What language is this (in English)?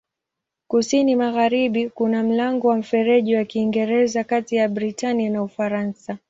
Swahili